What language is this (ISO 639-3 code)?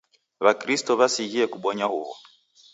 dav